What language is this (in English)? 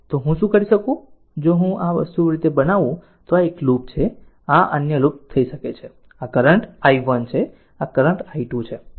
Gujarati